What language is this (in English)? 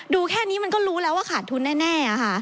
Thai